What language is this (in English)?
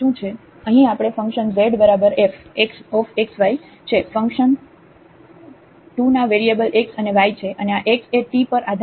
Gujarati